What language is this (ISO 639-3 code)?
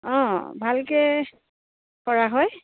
asm